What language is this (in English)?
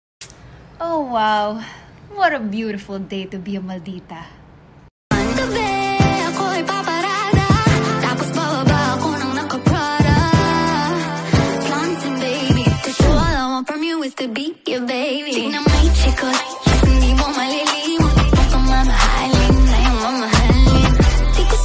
Romanian